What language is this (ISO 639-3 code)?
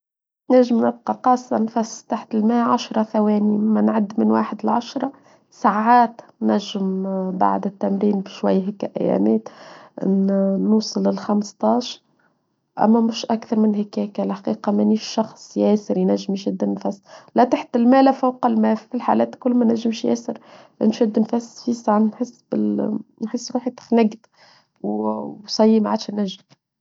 aeb